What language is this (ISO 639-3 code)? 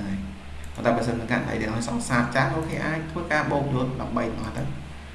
vie